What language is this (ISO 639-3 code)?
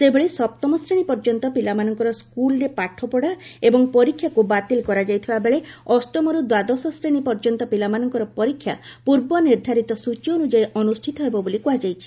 ori